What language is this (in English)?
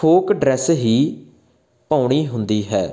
Punjabi